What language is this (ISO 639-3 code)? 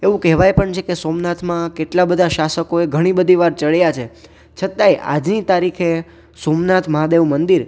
guj